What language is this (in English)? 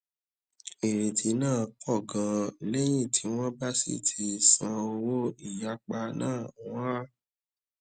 Yoruba